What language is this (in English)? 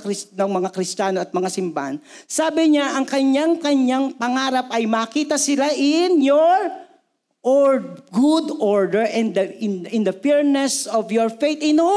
Filipino